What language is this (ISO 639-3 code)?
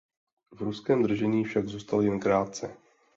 ces